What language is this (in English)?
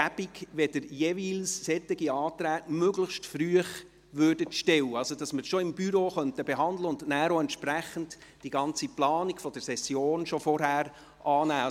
Swiss German